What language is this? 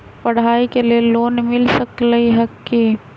Magahi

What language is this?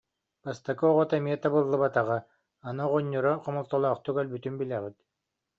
Yakut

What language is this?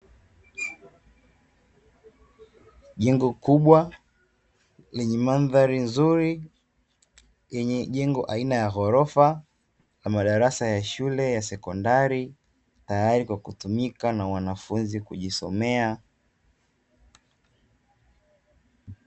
Swahili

